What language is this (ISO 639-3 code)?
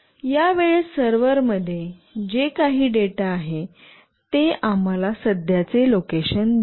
mar